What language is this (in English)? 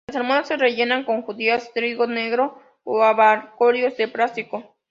Spanish